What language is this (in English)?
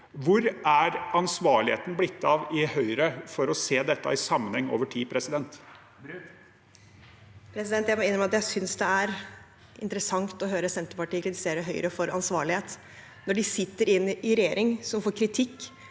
Norwegian